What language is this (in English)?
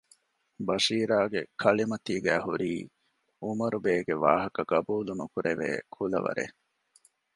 Divehi